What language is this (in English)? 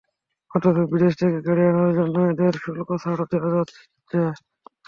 Bangla